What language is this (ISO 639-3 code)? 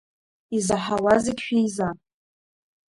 abk